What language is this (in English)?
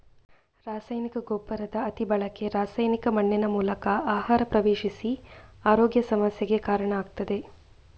Kannada